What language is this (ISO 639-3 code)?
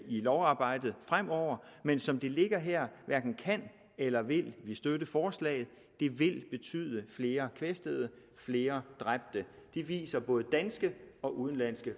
dan